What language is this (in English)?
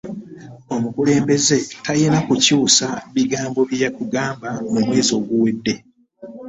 Ganda